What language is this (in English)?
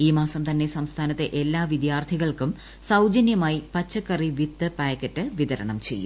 Malayalam